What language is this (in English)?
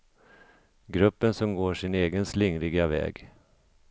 Swedish